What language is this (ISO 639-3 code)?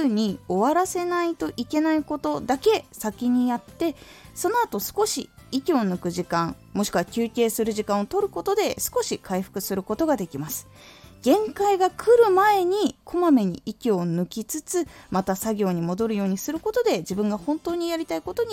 jpn